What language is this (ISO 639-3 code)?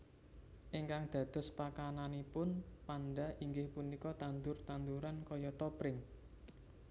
jav